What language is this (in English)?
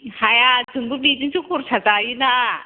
Bodo